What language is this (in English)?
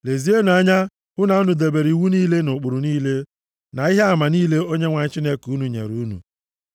Igbo